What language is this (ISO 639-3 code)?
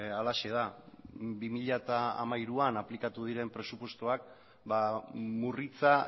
eus